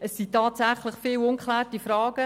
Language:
Swiss German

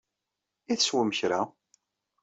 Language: Kabyle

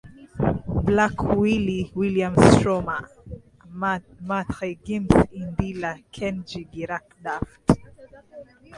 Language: Swahili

